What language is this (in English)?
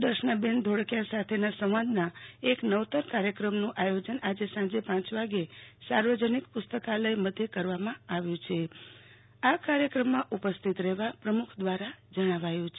Gujarati